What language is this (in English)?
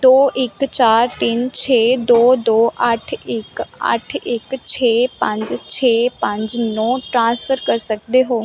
Punjabi